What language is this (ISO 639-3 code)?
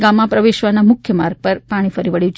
guj